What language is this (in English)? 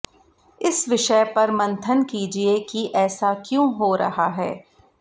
Hindi